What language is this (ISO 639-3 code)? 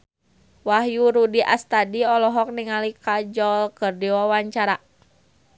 sun